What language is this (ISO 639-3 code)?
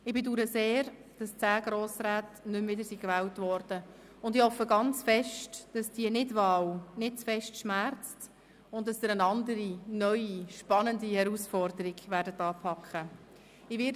gsw